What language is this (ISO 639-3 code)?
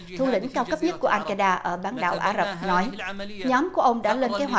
vie